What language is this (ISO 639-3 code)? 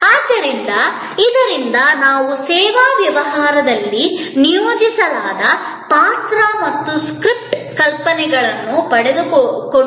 kan